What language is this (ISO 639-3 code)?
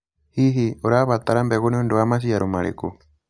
kik